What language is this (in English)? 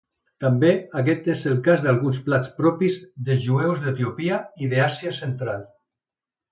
Catalan